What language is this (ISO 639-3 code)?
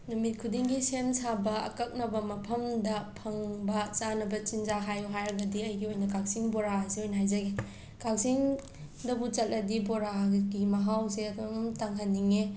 mni